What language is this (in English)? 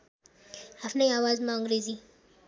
Nepali